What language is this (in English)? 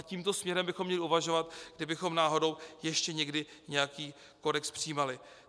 Czech